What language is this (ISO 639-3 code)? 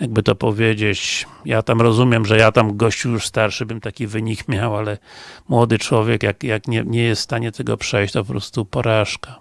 pol